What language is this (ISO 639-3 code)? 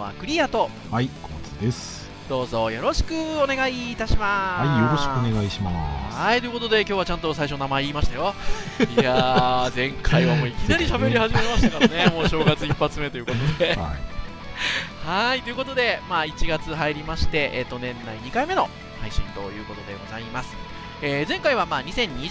jpn